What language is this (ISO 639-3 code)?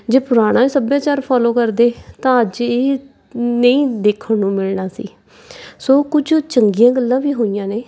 pan